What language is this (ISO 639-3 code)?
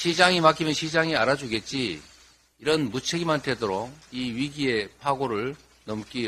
kor